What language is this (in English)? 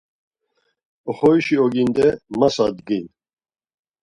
Laz